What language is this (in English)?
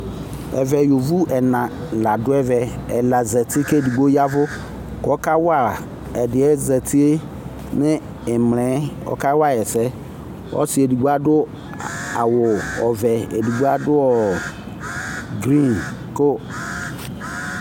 Ikposo